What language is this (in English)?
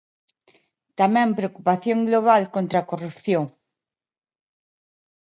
Galician